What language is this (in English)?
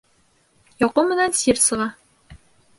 Bashkir